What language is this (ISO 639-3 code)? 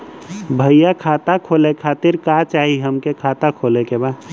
bho